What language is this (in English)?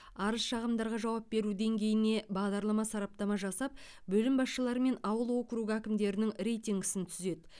Kazakh